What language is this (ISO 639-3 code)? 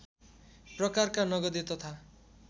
nep